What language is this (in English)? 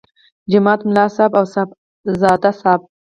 Pashto